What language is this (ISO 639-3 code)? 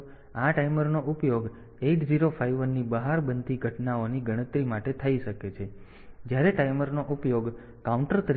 guj